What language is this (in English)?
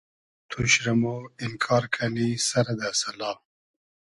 Hazaragi